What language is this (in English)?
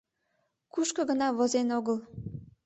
Mari